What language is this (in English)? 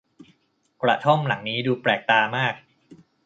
Thai